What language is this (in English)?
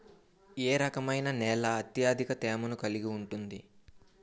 Telugu